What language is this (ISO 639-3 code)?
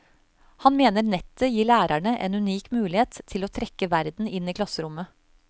nor